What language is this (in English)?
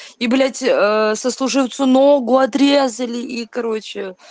Russian